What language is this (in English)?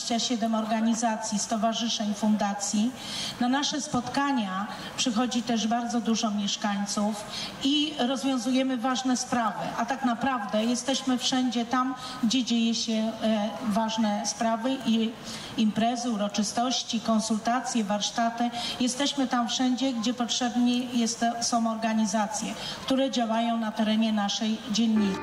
Polish